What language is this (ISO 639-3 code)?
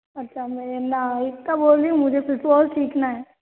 hin